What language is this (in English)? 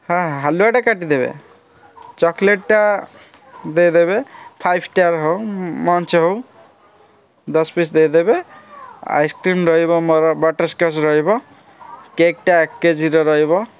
Odia